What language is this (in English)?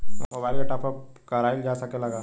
Bhojpuri